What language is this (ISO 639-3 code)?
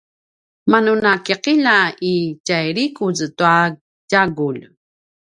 pwn